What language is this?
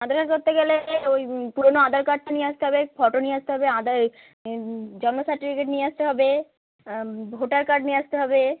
Bangla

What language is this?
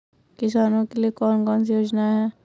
Hindi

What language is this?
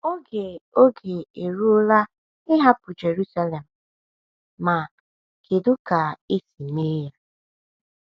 Igbo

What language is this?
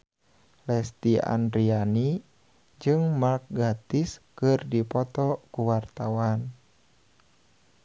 Sundanese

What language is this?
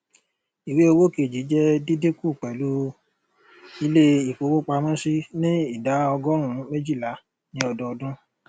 Yoruba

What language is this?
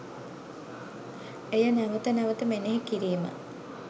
Sinhala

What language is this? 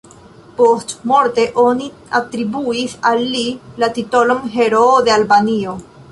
Esperanto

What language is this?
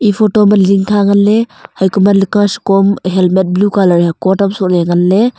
Wancho Naga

